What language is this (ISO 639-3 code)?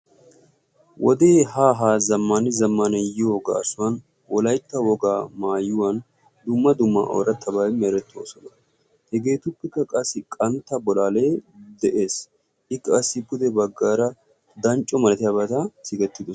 wal